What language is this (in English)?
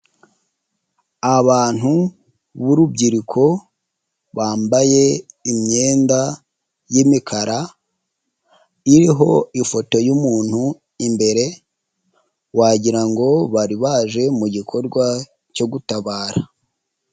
Kinyarwanda